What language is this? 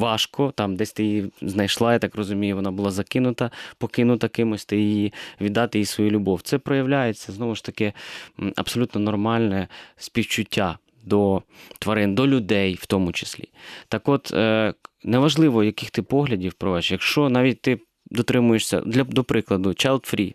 Ukrainian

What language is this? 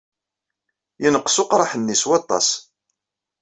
Kabyle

